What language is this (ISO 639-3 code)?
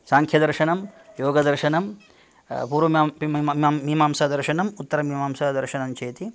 san